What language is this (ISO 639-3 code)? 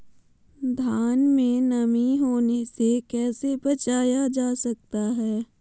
mag